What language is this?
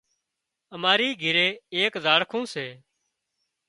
Wadiyara Koli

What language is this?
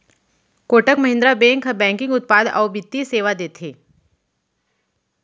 Chhattisgarhi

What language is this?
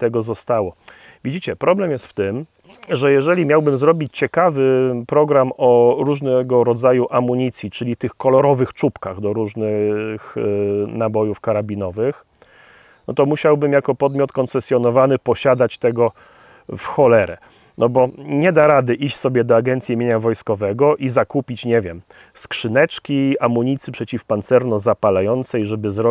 Polish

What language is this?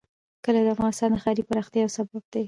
Pashto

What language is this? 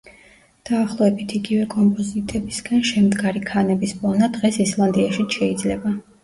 Georgian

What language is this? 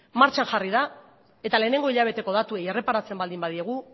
Basque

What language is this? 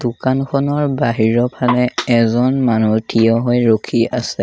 Assamese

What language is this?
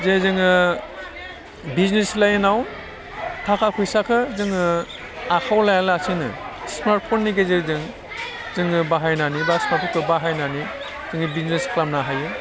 Bodo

